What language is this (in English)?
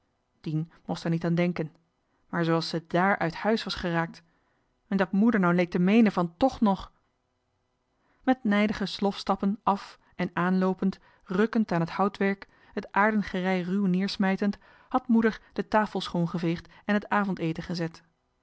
Dutch